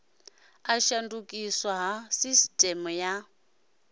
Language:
Venda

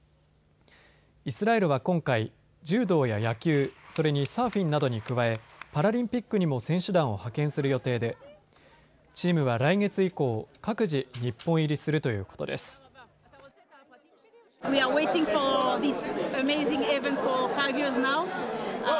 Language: Japanese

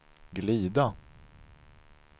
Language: Swedish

